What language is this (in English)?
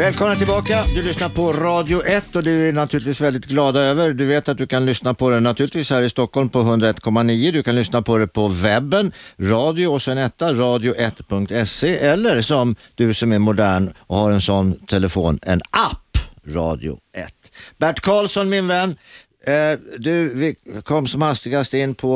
Swedish